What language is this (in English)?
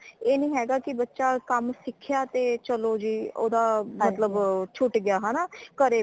Punjabi